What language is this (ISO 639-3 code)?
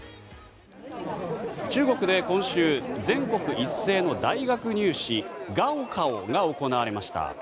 jpn